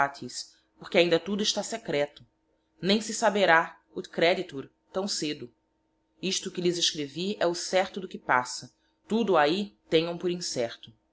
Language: Portuguese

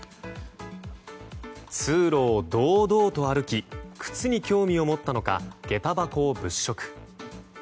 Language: Japanese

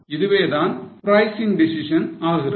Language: Tamil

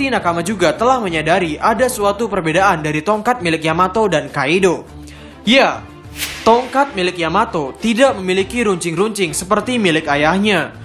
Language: Indonesian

